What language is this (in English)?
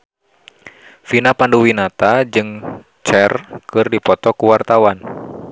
Sundanese